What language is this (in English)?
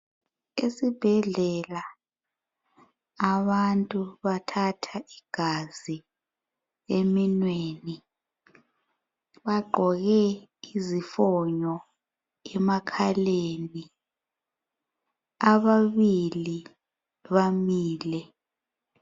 North Ndebele